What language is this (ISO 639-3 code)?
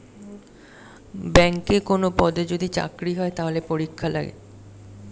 ben